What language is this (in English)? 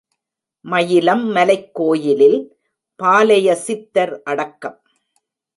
Tamil